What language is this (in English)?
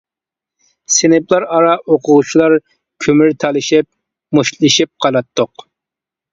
Uyghur